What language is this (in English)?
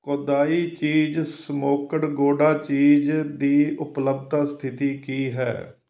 Punjabi